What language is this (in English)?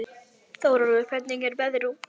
Icelandic